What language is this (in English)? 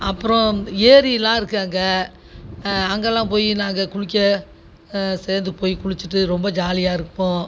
Tamil